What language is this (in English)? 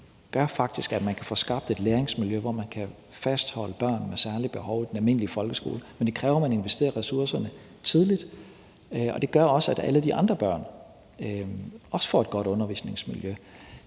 Danish